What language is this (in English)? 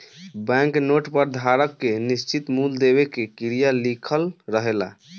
Bhojpuri